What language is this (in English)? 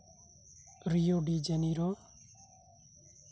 Santali